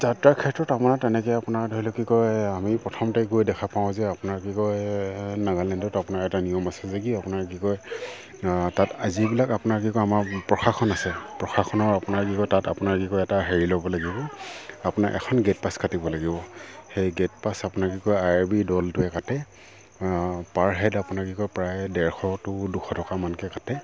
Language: Assamese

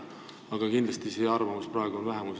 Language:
Estonian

